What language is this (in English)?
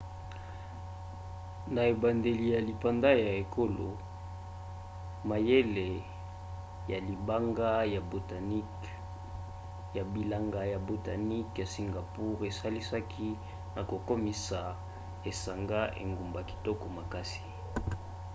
Lingala